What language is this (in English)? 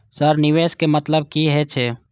Maithili